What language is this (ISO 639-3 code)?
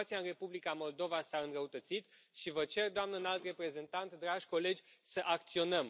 ron